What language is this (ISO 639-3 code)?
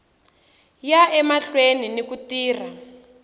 tso